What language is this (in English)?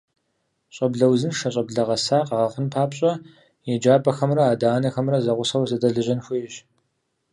Kabardian